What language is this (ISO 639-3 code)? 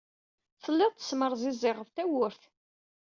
kab